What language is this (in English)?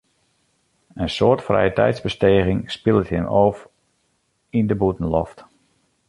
Western Frisian